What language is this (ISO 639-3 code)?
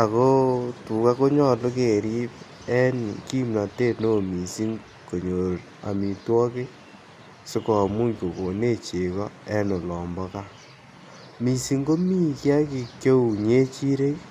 kln